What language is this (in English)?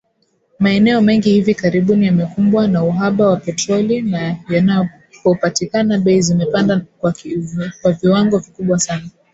Swahili